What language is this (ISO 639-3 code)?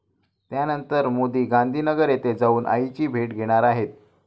mar